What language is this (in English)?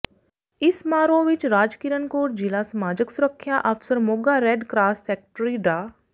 Punjabi